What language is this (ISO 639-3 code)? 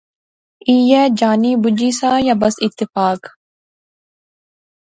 phr